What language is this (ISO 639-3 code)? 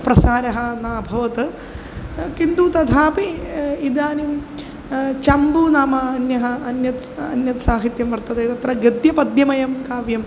san